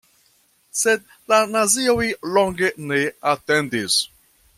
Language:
Esperanto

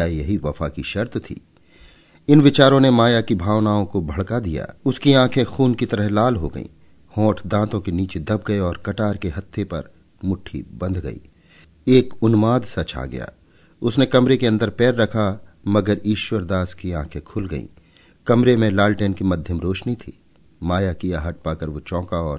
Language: Hindi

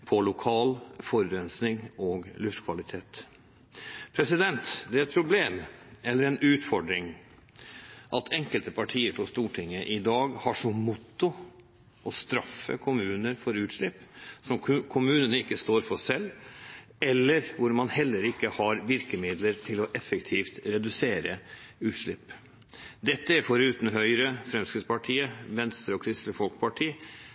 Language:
Norwegian Bokmål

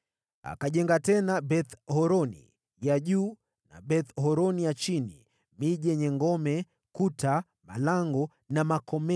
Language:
Swahili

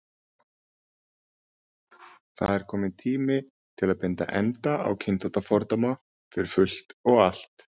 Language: Icelandic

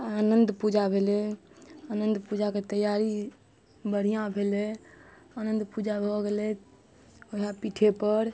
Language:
Maithili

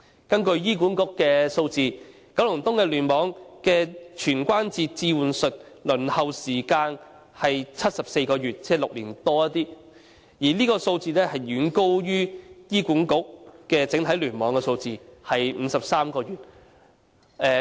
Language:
Cantonese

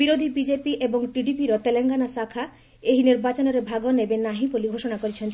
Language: Odia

